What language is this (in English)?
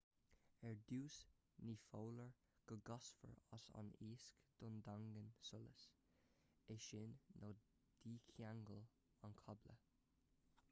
Irish